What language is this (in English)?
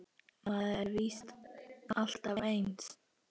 Icelandic